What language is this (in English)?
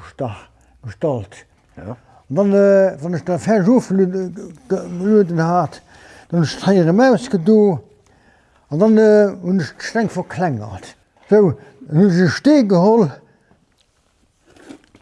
Dutch